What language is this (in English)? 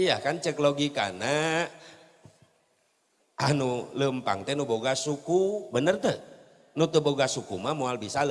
Indonesian